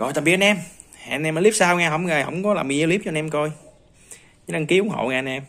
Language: Vietnamese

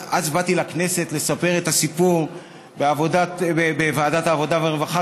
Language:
Hebrew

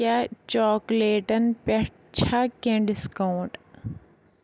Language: Kashmiri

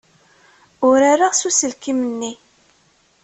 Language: Kabyle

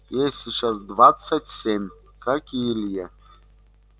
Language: Russian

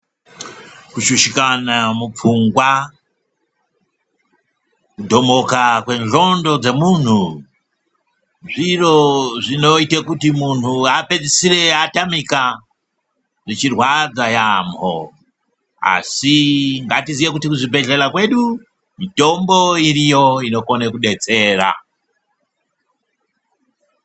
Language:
Ndau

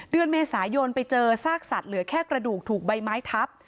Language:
Thai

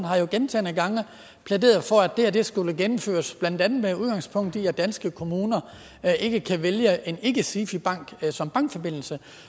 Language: Danish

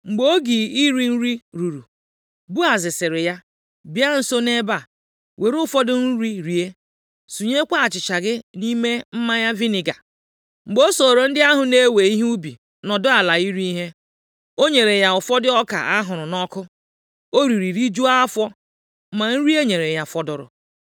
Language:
Igbo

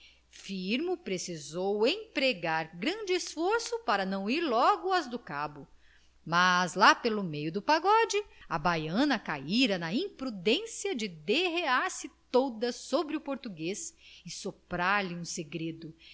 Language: Portuguese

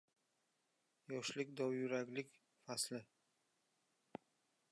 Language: Uzbek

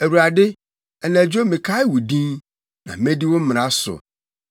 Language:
Akan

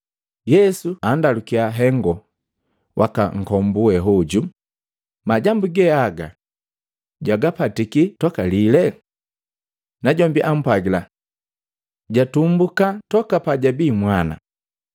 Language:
Matengo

